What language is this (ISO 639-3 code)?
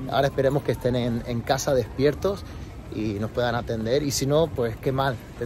spa